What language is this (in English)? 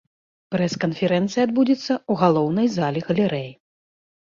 Belarusian